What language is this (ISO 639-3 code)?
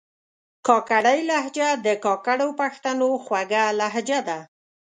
pus